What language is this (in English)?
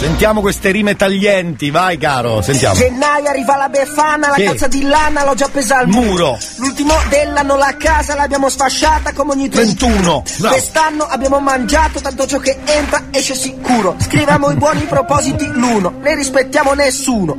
Italian